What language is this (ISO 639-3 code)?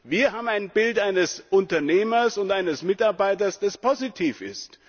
deu